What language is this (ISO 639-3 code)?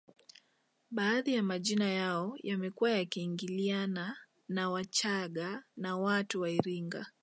swa